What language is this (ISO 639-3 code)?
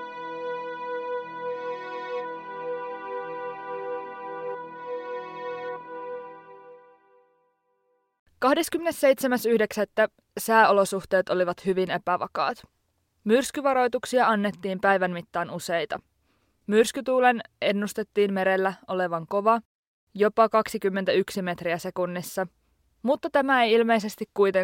fin